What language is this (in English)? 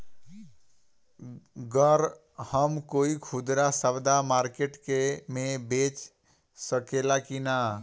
Bhojpuri